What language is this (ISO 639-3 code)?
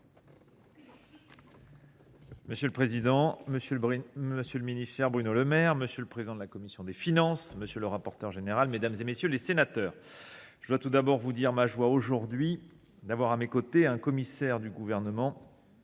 fra